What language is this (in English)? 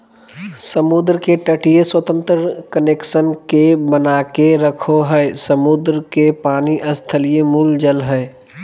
Magahi